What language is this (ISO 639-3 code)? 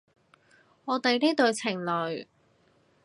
yue